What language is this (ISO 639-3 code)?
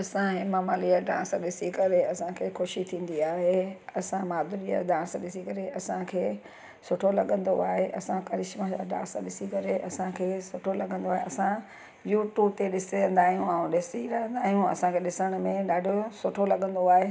snd